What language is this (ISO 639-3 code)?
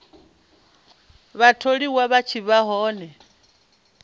ven